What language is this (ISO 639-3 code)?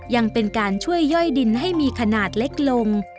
tha